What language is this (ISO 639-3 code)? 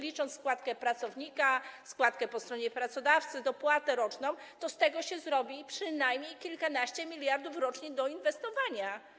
pol